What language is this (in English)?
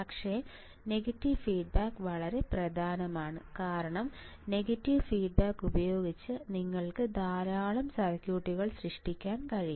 Malayalam